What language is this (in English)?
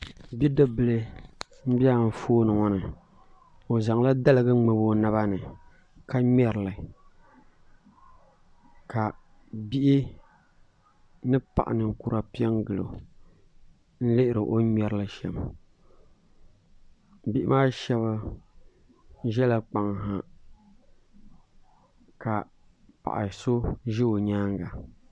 Dagbani